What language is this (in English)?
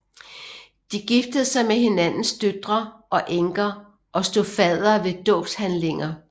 Danish